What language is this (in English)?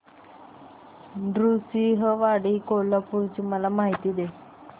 Marathi